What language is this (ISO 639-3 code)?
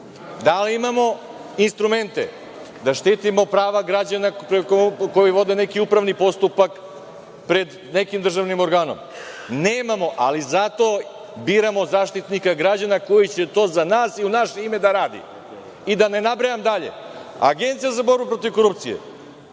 srp